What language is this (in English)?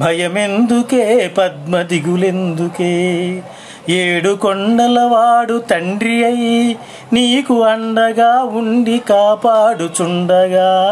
Telugu